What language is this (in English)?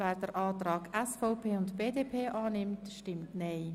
Swiss German